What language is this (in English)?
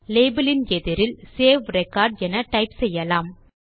Tamil